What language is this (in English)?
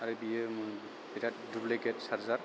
Bodo